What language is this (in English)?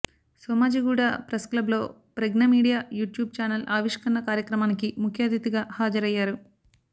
Telugu